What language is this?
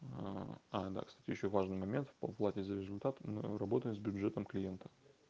Russian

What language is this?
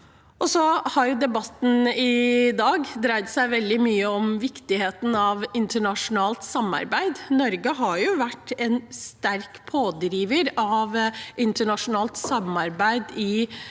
Norwegian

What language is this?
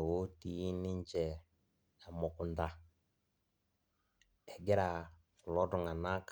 Masai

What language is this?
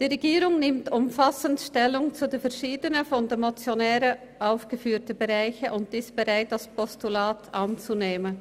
Swiss German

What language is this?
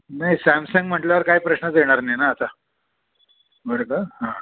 Marathi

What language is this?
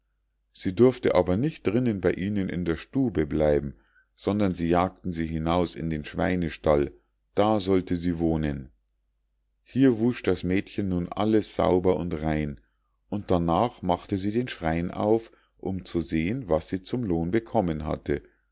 German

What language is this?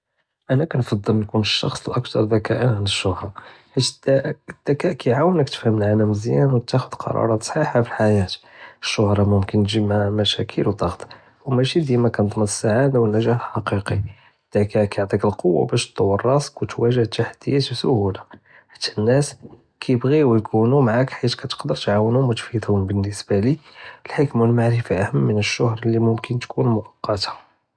Judeo-Arabic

